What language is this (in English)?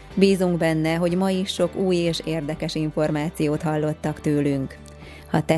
Hungarian